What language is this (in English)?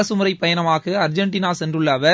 Tamil